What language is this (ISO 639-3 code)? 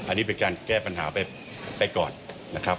tha